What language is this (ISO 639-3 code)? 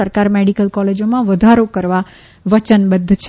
guj